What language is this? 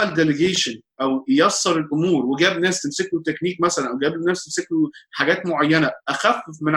Arabic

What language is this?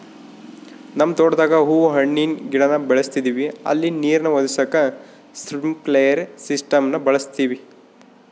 Kannada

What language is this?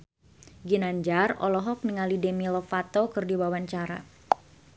Sundanese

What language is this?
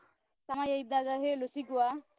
Kannada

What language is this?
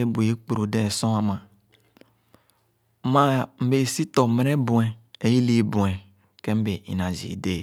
Khana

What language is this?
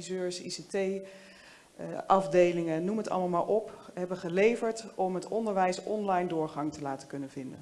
Dutch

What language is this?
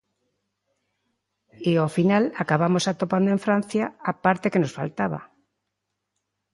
Galician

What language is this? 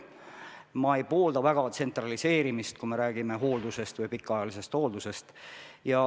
Estonian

